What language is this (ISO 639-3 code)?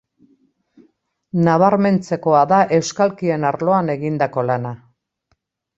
eus